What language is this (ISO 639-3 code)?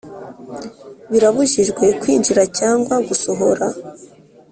kin